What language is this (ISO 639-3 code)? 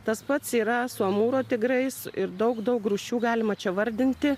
lit